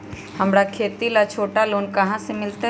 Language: Magahi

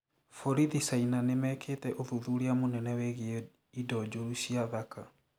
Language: Kikuyu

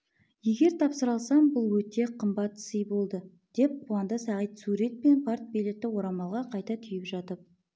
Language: Kazakh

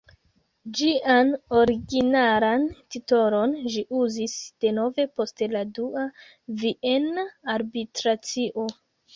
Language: Esperanto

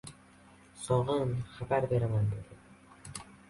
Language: Uzbek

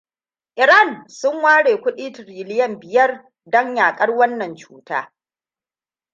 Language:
Hausa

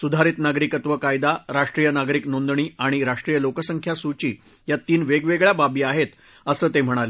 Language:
Marathi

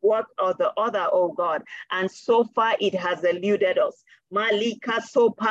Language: English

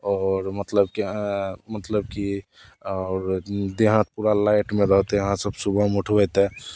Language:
Maithili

